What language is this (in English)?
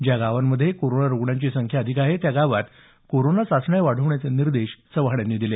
Marathi